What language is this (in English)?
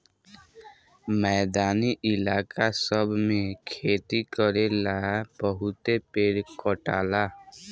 Bhojpuri